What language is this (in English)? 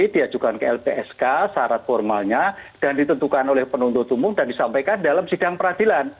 Indonesian